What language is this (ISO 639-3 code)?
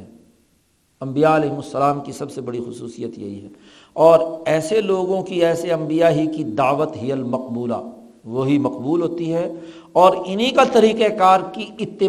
urd